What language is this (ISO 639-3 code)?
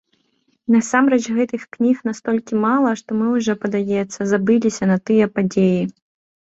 bel